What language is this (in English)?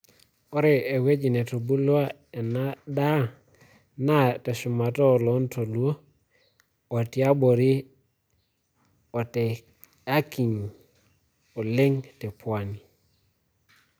Masai